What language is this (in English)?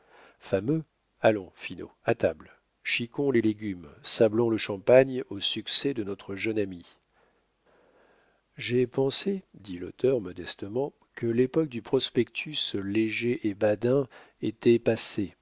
French